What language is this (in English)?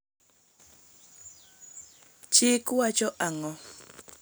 Luo (Kenya and Tanzania)